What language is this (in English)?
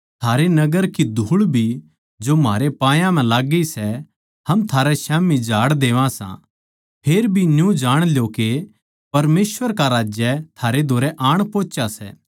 Haryanvi